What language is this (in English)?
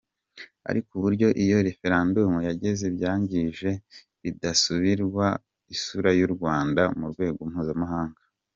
Kinyarwanda